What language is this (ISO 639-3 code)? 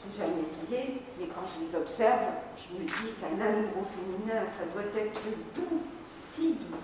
fra